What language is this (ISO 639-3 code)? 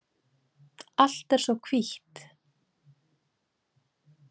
isl